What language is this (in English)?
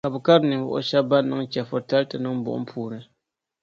Dagbani